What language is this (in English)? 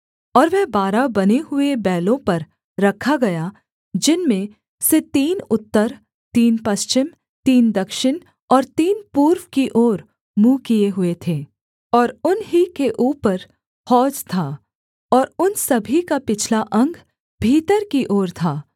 Hindi